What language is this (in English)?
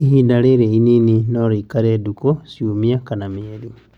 Kikuyu